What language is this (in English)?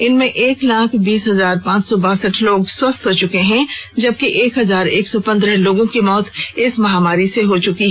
Hindi